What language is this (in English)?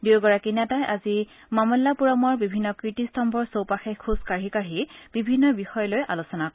Assamese